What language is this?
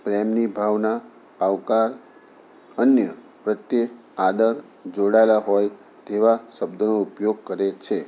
Gujarati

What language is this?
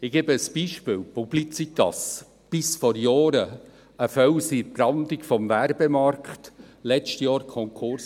Swiss German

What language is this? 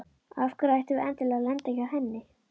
Icelandic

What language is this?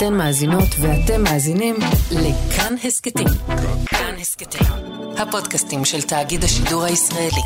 Hebrew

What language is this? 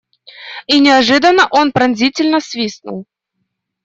Russian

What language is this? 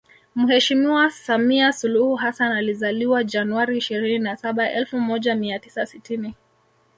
Swahili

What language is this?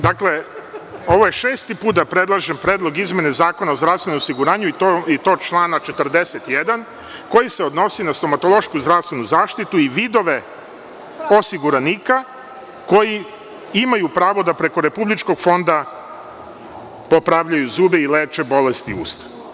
Serbian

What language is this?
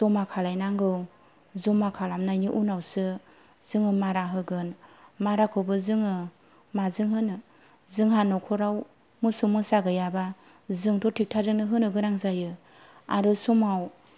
Bodo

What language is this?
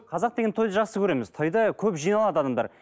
Kazakh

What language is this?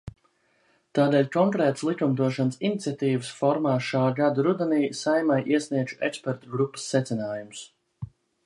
Latvian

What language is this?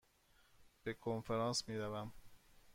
Persian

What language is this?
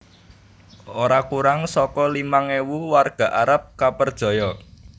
Javanese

